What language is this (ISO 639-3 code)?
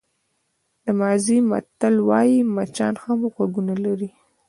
pus